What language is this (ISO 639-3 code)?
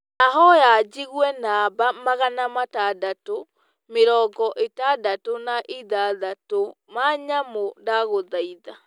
kik